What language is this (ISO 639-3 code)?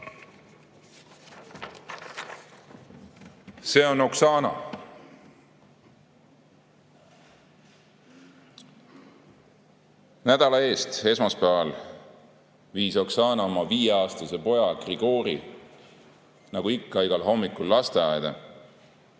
est